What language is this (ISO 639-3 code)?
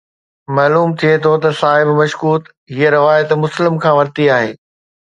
snd